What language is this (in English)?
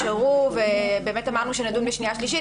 Hebrew